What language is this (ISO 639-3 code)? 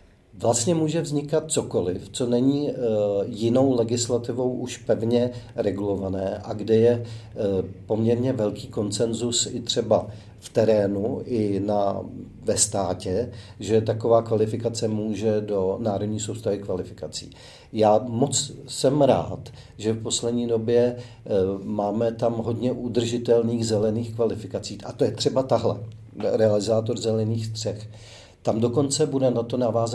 ces